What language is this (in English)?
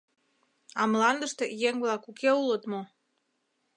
Mari